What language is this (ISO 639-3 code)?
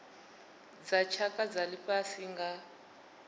ven